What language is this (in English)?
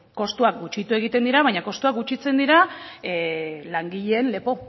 Basque